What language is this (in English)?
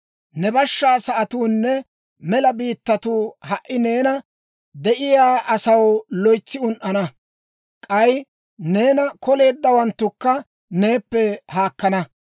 Dawro